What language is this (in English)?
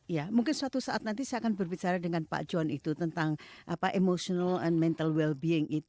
Indonesian